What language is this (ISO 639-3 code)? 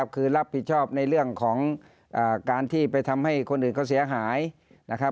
tha